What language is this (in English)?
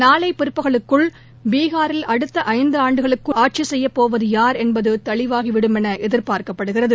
Tamil